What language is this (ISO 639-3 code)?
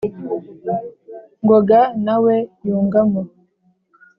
kin